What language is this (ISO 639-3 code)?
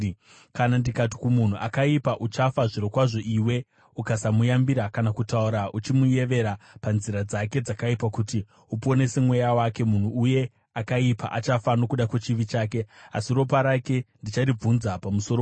sna